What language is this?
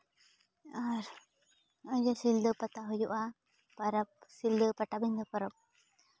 Santali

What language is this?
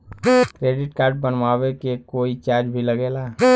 Bhojpuri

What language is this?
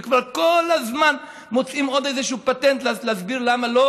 Hebrew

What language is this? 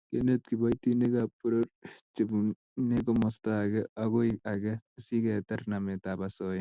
Kalenjin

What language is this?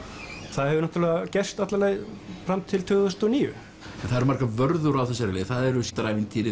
Icelandic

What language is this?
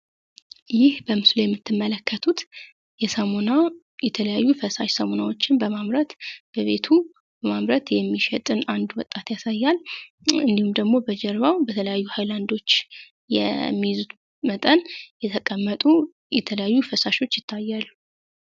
Amharic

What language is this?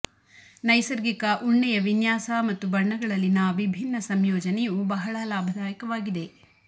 Kannada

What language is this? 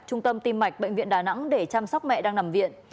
Vietnamese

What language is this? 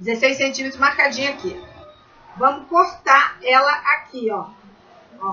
Portuguese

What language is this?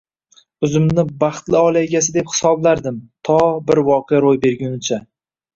Uzbek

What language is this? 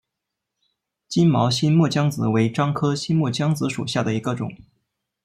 Chinese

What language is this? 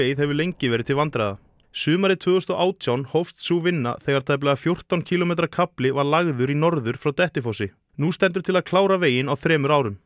Icelandic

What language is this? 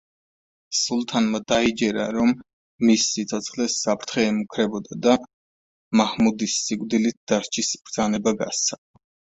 Georgian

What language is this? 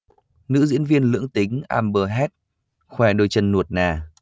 Vietnamese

